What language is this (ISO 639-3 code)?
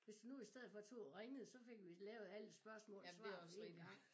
dan